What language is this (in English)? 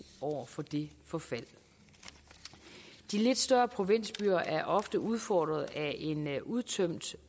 Danish